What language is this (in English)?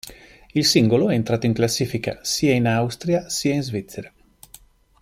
Italian